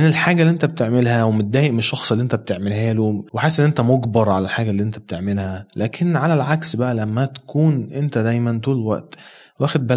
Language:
Arabic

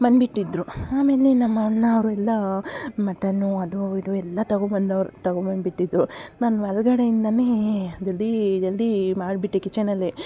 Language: Kannada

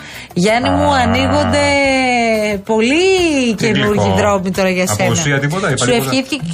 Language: Greek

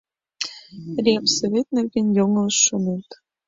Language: Mari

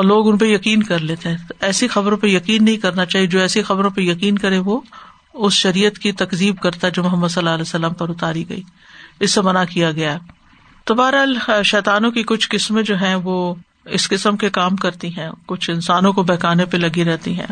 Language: Urdu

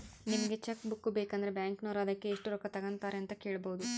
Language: Kannada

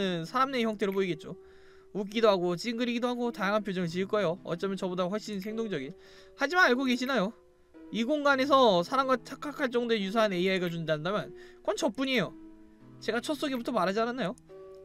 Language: Korean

